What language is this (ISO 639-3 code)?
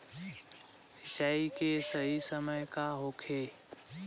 bho